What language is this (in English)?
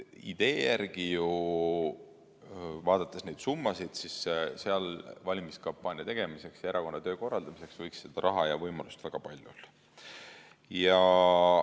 Estonian